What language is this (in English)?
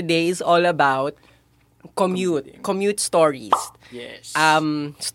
Filipino